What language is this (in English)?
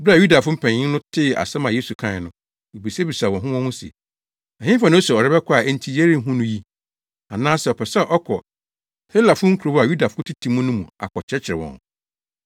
Akan